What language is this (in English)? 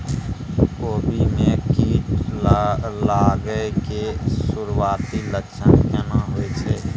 Maithili